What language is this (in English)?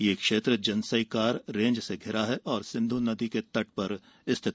Hindi